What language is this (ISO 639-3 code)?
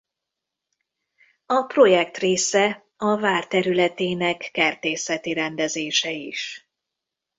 hun